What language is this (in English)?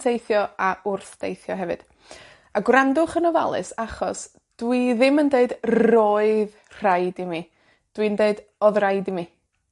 Welsh